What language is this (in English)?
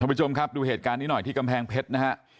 Thai